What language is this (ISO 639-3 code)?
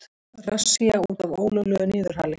isl